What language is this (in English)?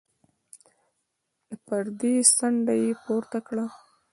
Pashto